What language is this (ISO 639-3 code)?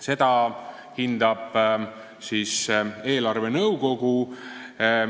est